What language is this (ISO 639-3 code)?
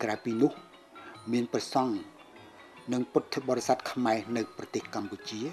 tha